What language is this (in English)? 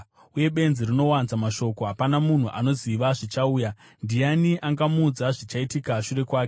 Shona